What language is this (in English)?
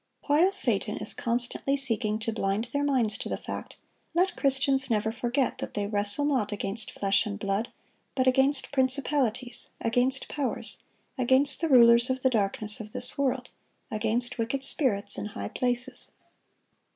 English